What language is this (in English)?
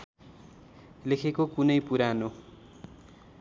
Nepali